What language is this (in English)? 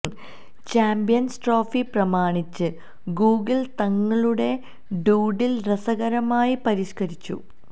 Malayalam